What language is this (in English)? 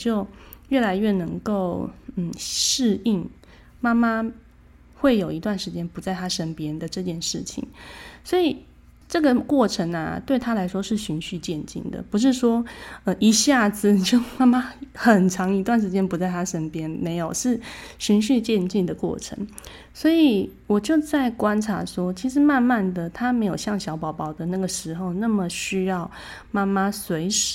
Chinese